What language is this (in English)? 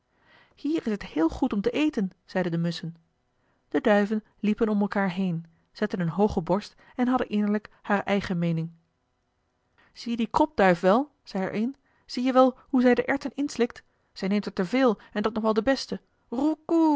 Dutch